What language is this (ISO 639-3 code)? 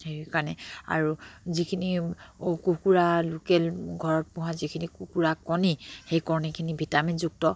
asm